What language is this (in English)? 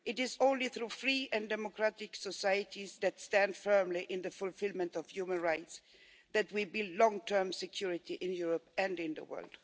English